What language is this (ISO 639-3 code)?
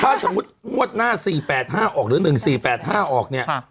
tha